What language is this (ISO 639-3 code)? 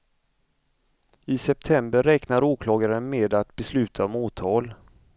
swe